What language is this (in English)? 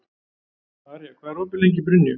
Icelandic